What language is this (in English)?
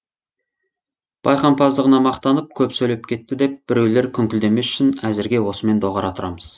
Kazakh